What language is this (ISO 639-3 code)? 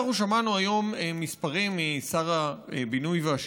heb